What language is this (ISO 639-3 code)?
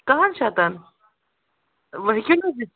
kas